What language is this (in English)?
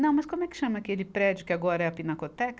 Portuguese